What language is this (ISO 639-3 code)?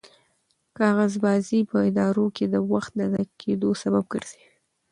pus